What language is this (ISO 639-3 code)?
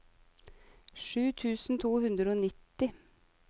nor